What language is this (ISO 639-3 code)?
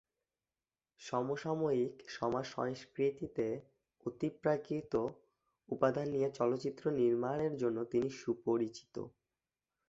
ben